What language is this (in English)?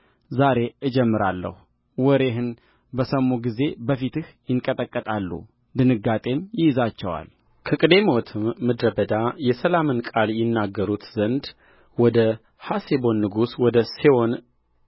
Amharic